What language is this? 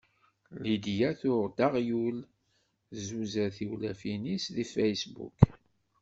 Kabyle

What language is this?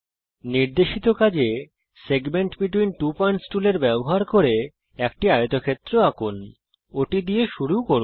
Bangla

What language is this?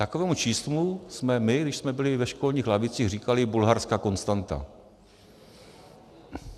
Czech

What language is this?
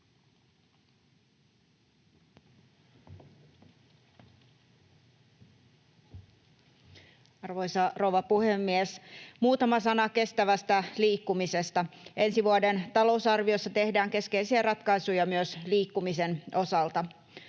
Finnish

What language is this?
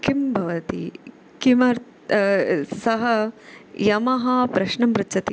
Sanskrit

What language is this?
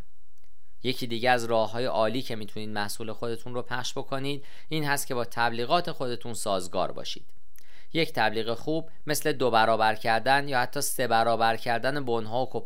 Persian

